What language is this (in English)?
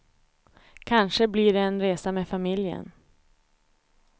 Swedish